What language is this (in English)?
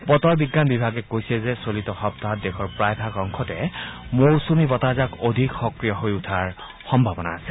Assamese